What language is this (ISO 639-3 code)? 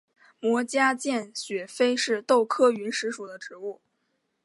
zho